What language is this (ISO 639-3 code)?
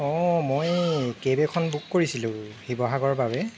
asm